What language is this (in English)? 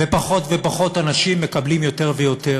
Hebrew